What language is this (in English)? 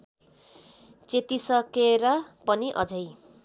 Nepali